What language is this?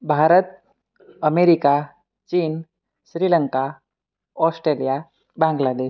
Gujarati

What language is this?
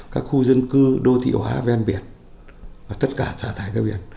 Vietnamese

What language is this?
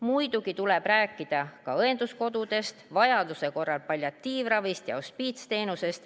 Estonian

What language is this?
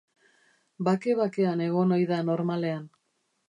Basque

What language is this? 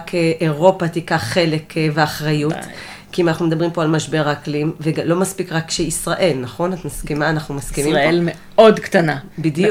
Hebrew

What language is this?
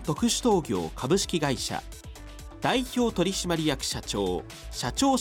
Japanese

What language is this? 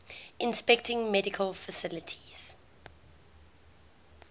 English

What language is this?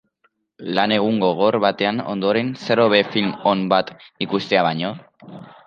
Basque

